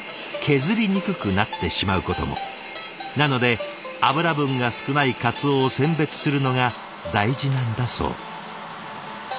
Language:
Japanese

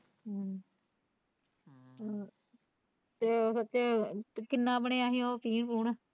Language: Punjabi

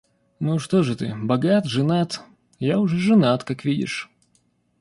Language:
Russian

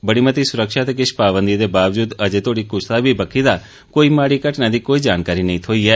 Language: Dogri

